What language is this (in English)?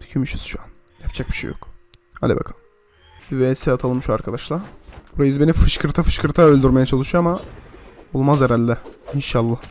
Turkish